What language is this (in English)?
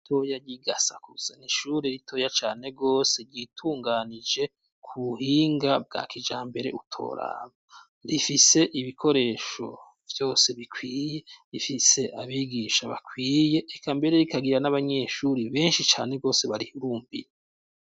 Rundi